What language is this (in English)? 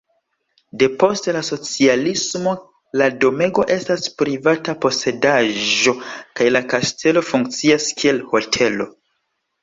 Esperanto